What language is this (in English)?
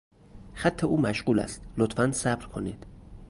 Persian